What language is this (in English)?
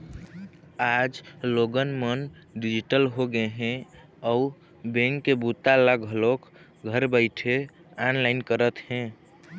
Chhattisgarhi